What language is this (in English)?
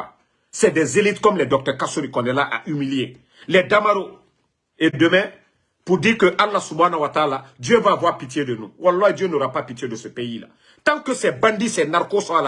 French